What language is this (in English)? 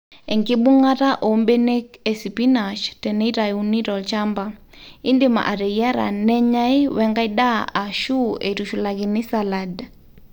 Masai